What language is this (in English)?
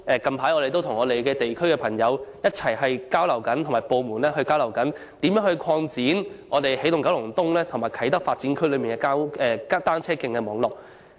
Cantonese